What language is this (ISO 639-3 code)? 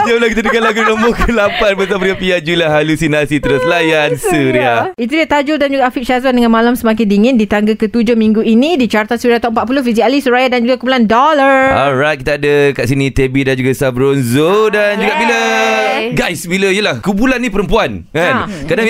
msa